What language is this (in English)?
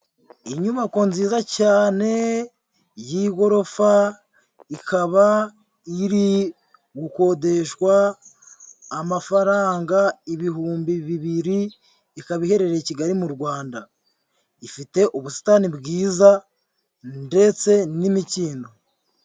Kinyarwanda